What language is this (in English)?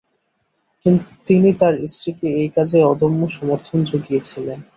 Bangla